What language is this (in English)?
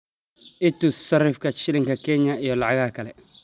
Somali